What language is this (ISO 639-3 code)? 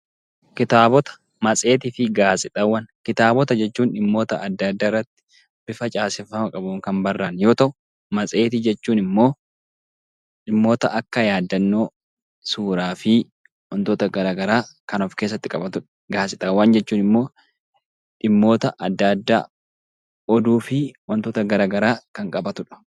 orm